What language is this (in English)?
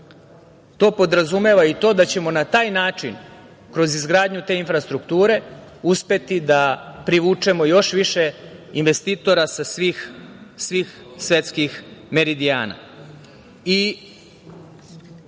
Serbian